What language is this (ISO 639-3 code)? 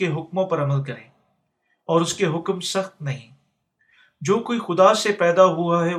urd